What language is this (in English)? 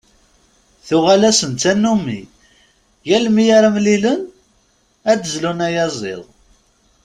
Kabyle